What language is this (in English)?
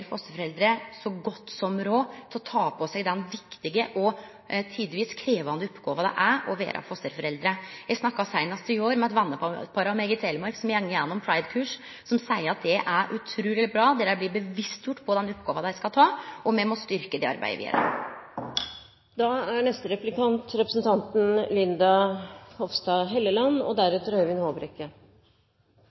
Norwegian